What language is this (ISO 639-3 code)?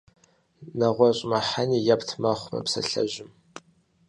kbd